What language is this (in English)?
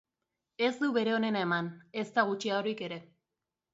Basque